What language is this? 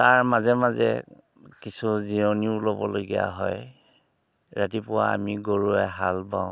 Assamese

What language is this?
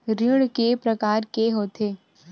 Chhattisgarhi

